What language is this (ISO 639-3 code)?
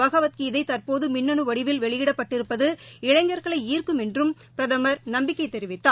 tam